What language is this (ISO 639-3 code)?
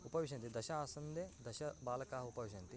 san